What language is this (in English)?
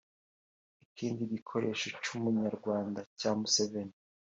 Kinyarwanda